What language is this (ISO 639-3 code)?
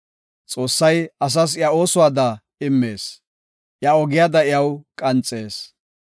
gof